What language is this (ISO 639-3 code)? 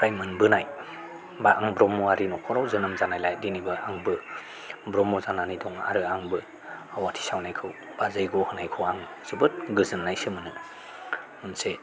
brx